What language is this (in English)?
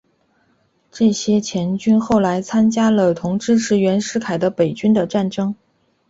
Chinese